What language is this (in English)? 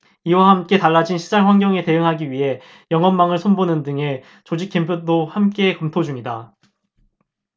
Korean